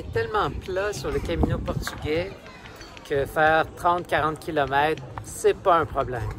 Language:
French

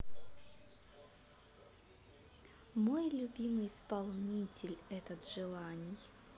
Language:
Russian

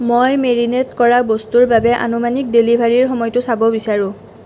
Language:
Assamese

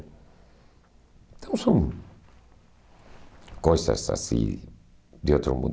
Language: Portuguese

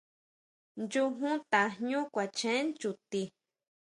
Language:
Huautla Mazatec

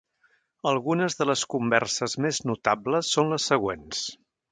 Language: Catalan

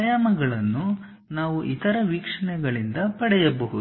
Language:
Kannada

